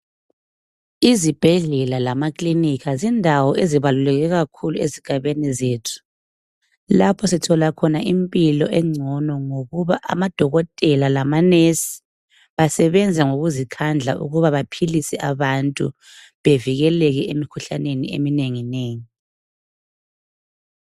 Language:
North Ndebele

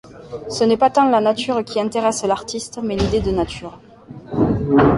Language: French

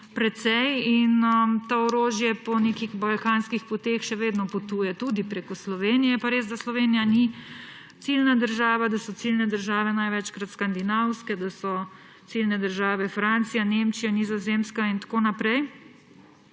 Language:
Slovenian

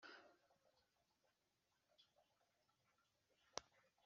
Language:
Kinyarwanda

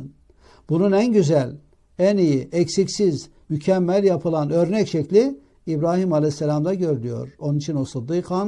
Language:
Turkish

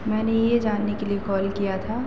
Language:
Hindi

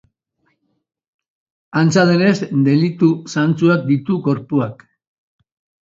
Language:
Basque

